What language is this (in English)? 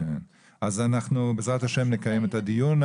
Hebrew